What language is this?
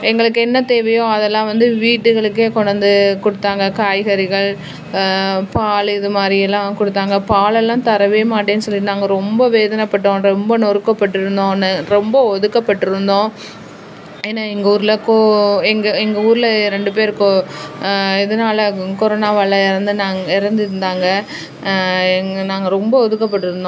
Tamil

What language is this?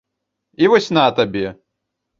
Belarusian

